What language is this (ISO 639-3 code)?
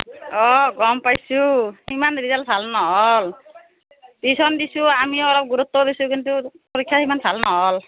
asm